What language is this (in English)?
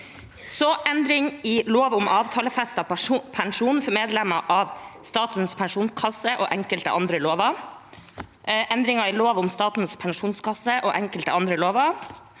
Norwegian